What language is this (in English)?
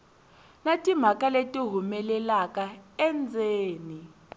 Tsonga